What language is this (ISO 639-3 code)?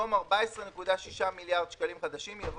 heb